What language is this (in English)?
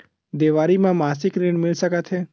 Chhattisgarhi